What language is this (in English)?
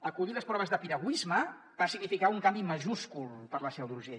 Catalan